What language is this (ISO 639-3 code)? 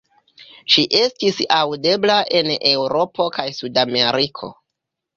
epo